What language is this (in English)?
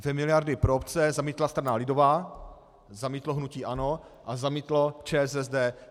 Czech